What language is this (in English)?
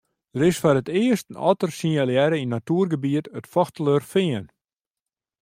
Western Frisian